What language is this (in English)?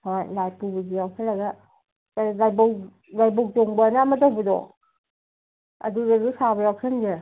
Manipuri